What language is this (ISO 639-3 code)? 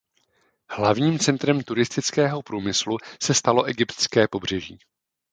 ces